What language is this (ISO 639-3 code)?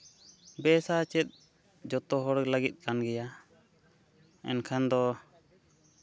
sat